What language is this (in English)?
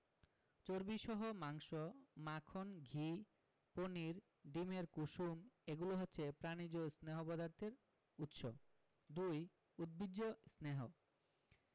Bangla